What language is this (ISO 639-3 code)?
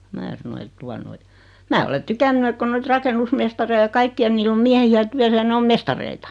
fin